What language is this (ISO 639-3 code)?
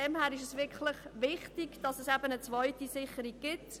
gsw